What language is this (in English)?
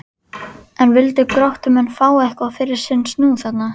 Icelandic